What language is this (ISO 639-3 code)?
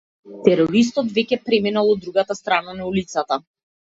mkd